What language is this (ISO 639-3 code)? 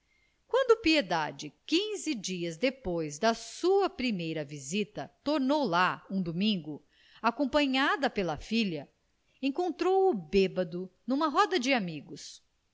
por